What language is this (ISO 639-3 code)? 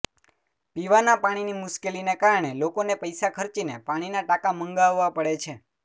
guj